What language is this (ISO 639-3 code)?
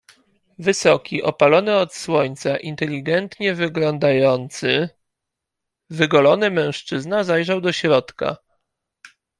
pol